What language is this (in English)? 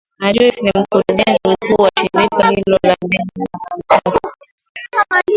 Swahili